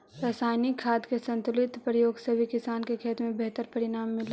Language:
Magahi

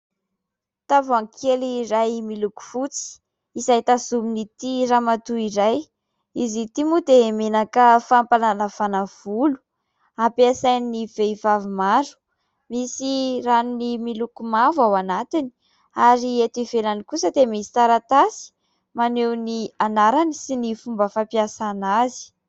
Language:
Malagasy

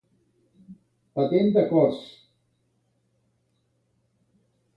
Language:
Catalan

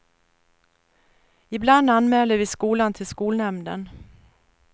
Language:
Swedish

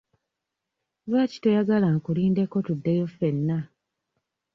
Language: Ganda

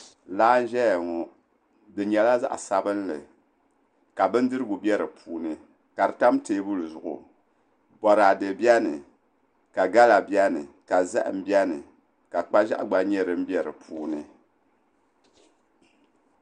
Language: Dagbani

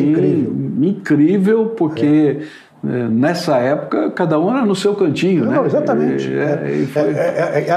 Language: Portuguese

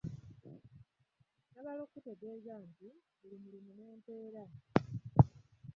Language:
Ganda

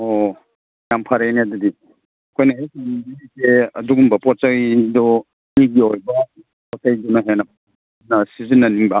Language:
Manipuri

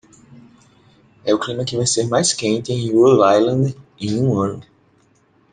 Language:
Portuguese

